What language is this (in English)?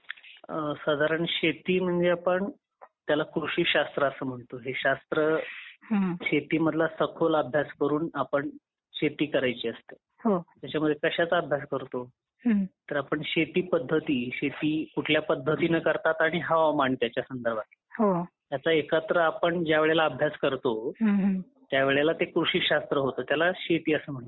Marathi